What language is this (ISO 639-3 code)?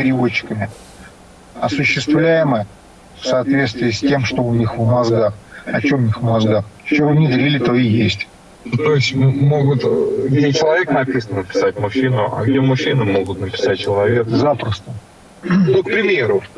rus